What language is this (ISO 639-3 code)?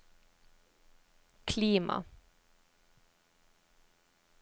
nor